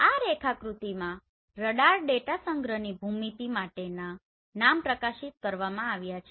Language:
Gujarati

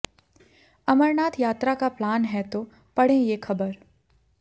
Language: Hindi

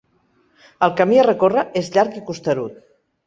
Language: Catalan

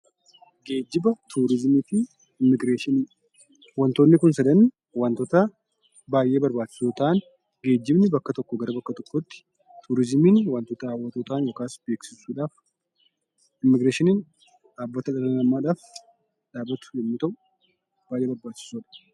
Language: Oromo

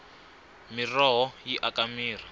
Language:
Tsonga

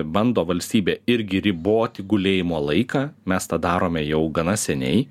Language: Lithuanian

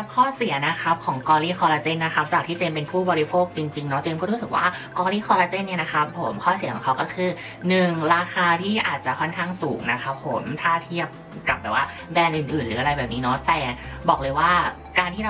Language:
Thai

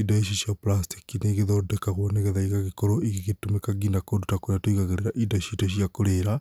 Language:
Kikuyu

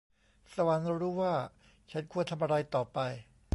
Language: Thai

